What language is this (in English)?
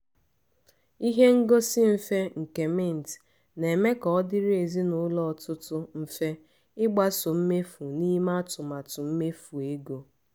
Igbo